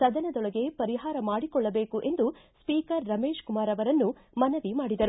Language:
Kannada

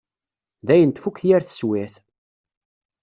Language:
Kabyle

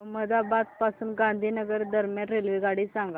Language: Marathi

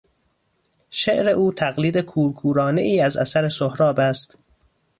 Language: Persian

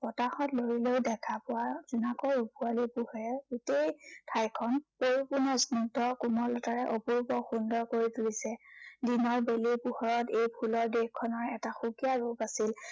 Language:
Assamese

